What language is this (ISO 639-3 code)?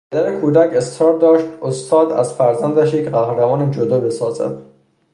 fas